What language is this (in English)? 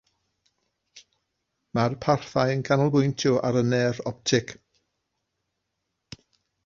Welsh